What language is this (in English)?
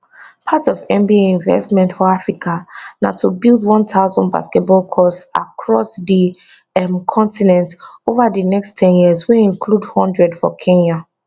Nigerian Pidgin